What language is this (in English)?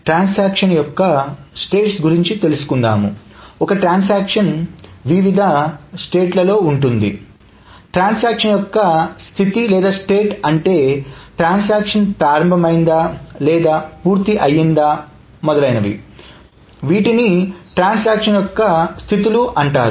Telugu